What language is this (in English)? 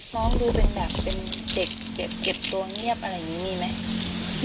Thai